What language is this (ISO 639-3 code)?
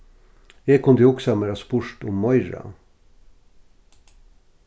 fao